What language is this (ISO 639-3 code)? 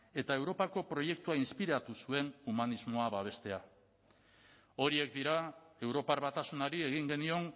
eus